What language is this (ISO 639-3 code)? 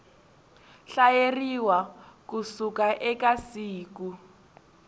tso